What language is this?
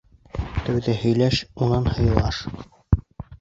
Bashkir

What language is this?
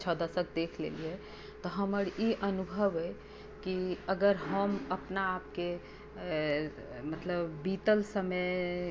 Maithili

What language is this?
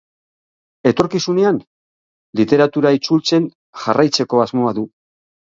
Basque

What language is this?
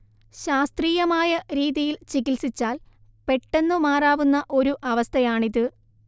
Malayalam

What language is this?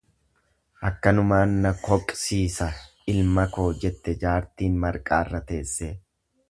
Oromo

